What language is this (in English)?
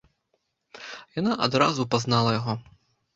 Belarusian